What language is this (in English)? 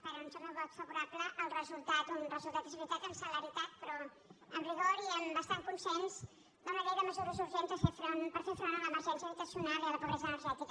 Catalan